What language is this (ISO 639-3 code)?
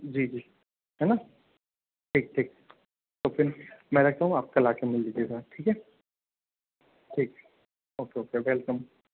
hin